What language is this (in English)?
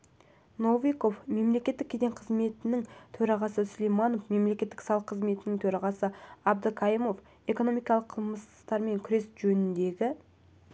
Kazakh